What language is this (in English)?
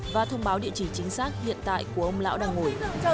Vietnamese